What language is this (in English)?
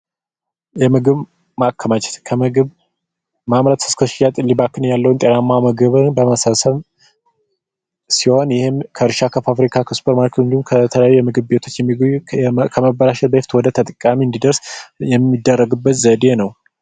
Amharic